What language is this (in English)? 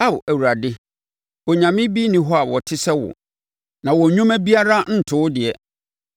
Akan